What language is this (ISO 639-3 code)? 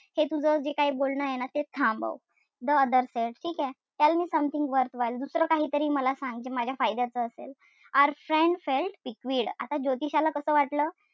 mar